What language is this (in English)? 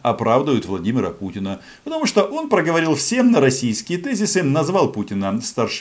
Russian